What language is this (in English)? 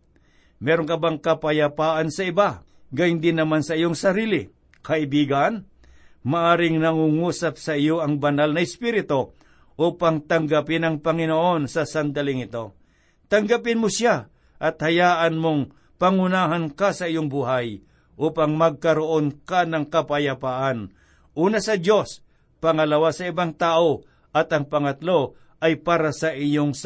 Filipino